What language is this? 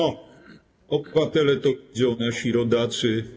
Polish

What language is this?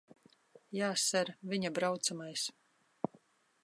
Latvian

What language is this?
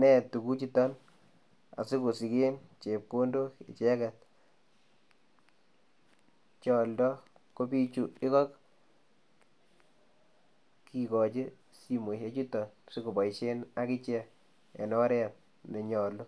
Kalenjin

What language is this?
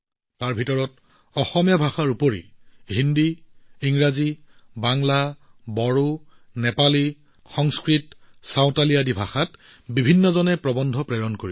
Assamese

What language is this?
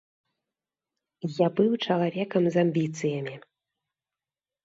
Belarusian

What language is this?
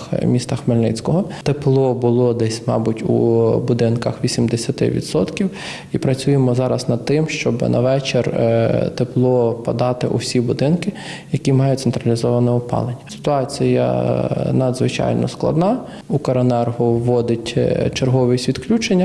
Ukrainian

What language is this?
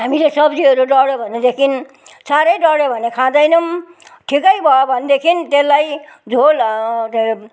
Nepali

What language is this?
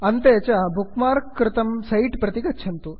Sanskrit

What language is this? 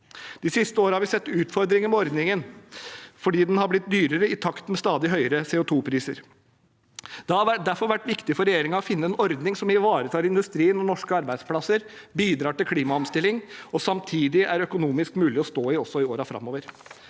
Norwegian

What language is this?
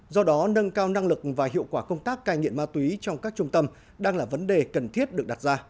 Vietnamese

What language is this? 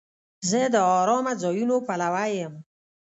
Pashto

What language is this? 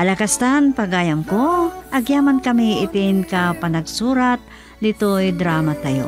Filipino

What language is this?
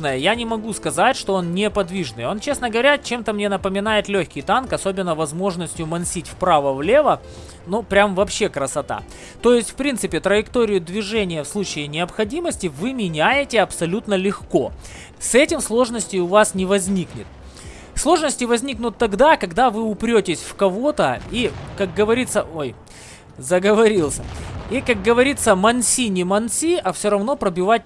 Russian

